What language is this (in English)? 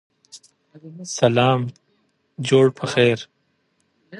Pashto